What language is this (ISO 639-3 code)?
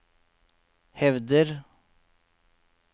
nor